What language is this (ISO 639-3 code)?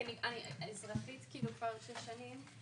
heb